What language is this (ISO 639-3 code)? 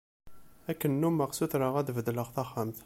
kab